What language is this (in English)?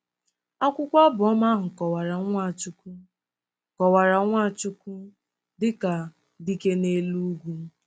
Igbo